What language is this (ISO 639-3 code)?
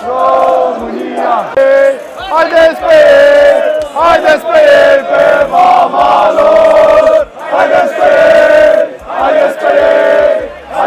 ron